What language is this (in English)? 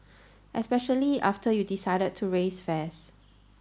English